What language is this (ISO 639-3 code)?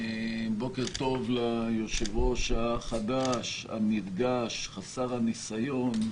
heb